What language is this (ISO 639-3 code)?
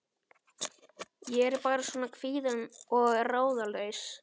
isl